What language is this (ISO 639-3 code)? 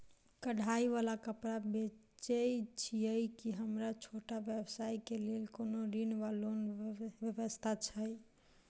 mai